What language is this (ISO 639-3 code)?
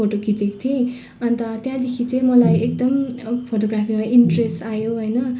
nep